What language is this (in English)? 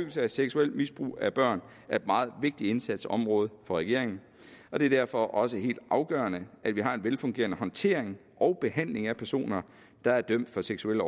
Danish